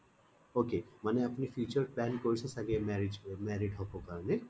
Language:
Assamese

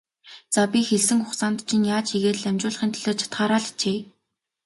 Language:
Mongolian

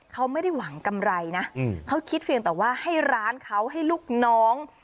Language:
Thai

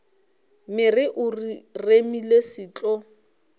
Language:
Northern Sotho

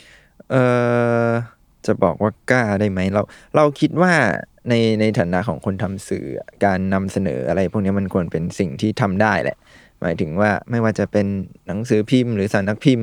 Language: Thai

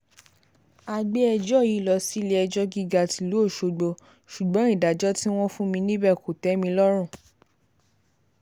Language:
Yoruba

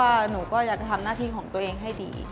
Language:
Thai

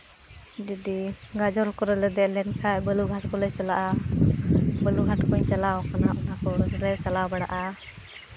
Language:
Santali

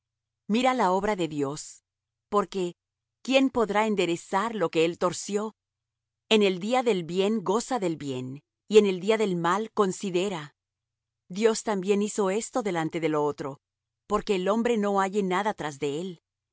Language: Spanish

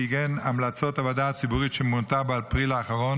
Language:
Hebrew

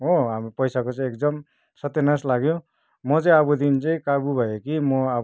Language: Nepali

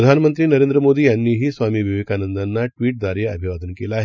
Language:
Marathi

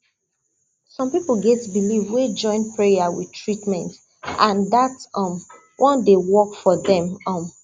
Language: Nigerian Pidgin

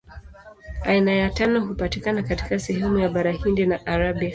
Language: Swahili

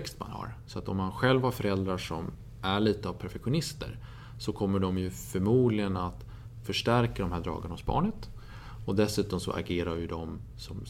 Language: Swedish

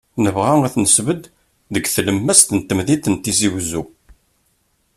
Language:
Kabyle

